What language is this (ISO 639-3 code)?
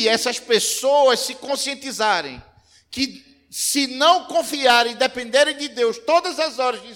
por